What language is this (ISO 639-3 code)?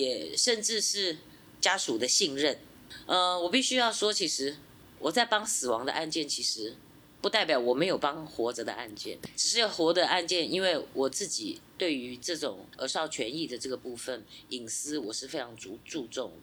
zho